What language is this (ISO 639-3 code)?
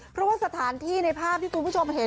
tha